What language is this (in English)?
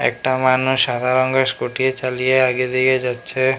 Bangla